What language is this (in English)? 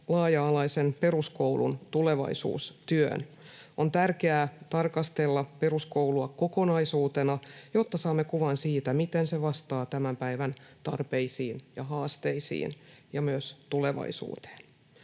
Finnish